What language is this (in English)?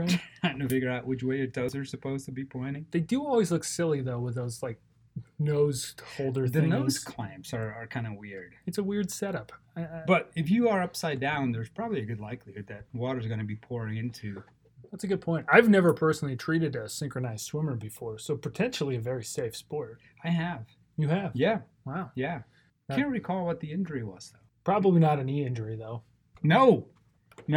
English